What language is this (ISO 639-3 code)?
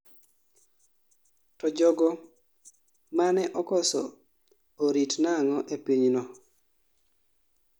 luo